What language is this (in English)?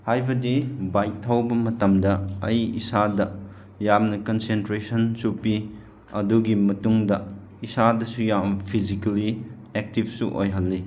Manipuri